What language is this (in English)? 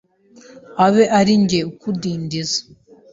Kinyarwanda